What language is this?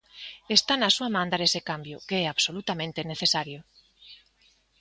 Galician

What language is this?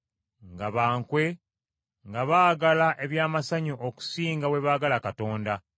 Ganda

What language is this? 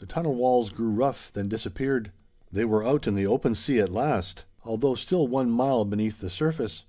English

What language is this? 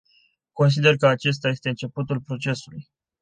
Romanian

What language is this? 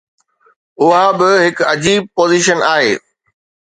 Sindhi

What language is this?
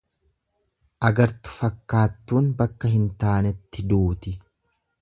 Oromo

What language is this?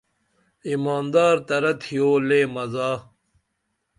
Dameli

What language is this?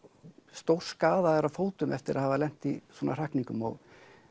Icelandic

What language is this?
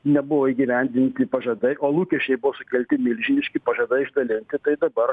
Lithuanian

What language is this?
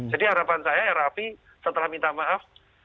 Indonesian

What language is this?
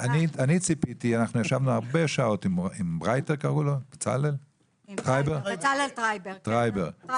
Hebrew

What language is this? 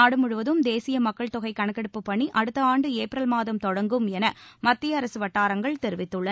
Tamil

